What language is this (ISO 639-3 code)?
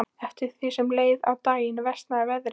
isl